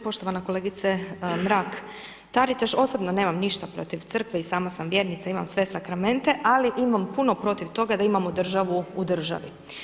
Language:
Croatian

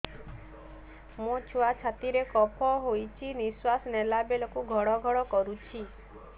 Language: Odia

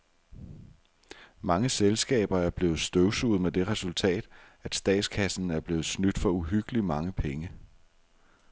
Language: Danish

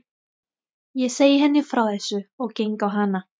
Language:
Icelandic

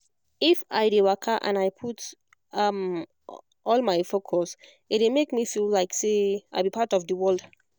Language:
Nigerian Pidgin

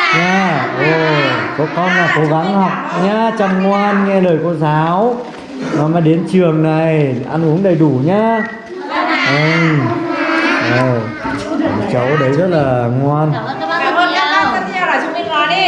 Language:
Vietnamese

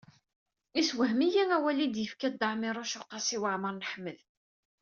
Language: Kabyle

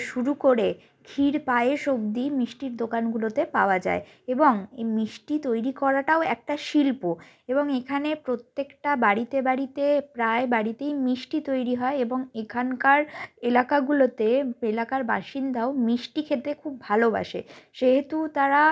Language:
Bangla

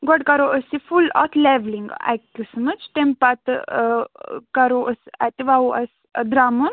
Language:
Kashmiri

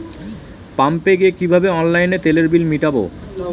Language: Bangla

